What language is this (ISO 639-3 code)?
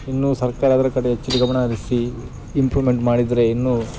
kan